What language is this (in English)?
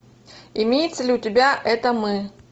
Russian